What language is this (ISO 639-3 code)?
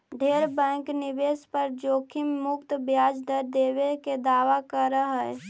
mag